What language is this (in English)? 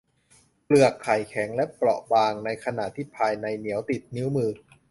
Thai